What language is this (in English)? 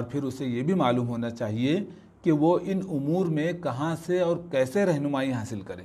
Urdu